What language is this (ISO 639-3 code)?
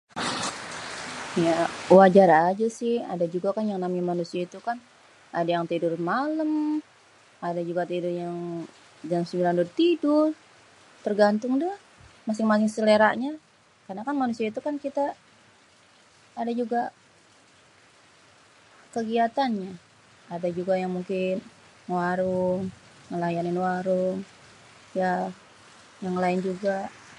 bew